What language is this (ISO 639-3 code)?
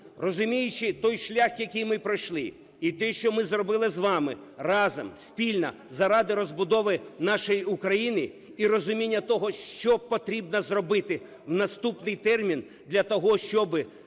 ukr